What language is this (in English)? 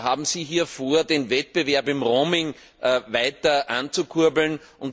German